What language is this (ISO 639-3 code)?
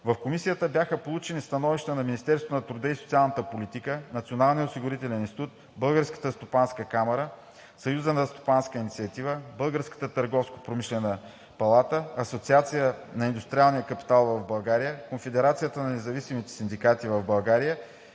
bul